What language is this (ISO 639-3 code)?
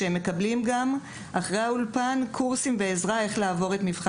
heb